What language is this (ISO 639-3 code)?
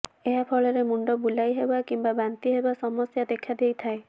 ori